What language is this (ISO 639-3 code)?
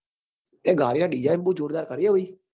guj